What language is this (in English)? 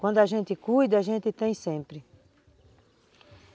Portuguese